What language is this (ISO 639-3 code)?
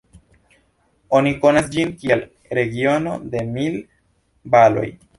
epo